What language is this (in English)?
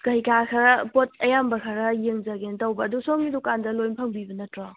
Manipuri